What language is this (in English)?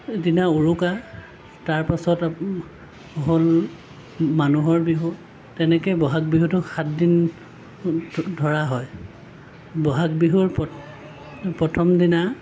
Assamese